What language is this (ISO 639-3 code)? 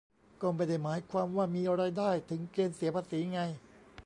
tha